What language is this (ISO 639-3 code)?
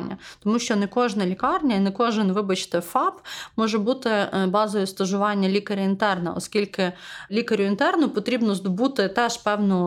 ukr